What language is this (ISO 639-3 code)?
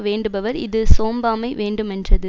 tam